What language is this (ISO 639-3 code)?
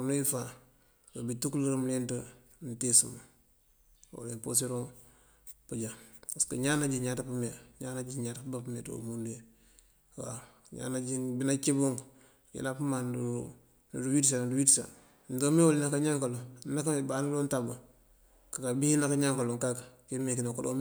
mfv